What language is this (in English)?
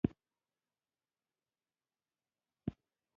Pashto